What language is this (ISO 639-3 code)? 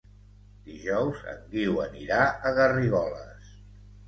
cat